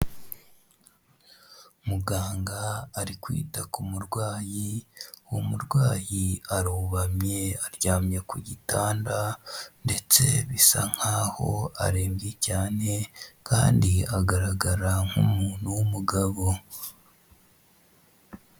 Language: Kinyarwanda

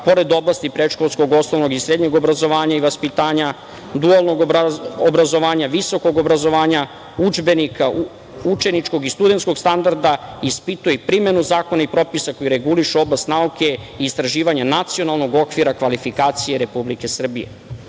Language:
Serbian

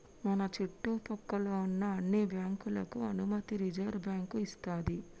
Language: Telugu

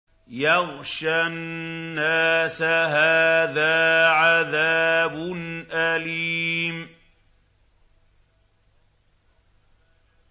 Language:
Arabic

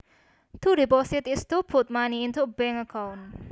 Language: Javanese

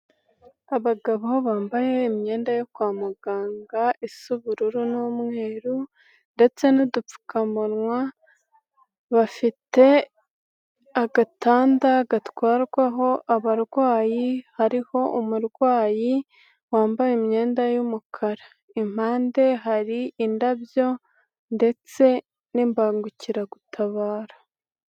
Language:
Kinyarwanda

